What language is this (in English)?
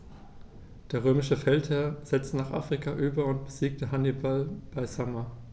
German